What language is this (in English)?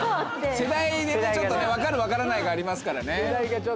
Japanese